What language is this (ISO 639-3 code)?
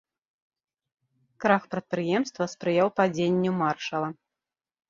bel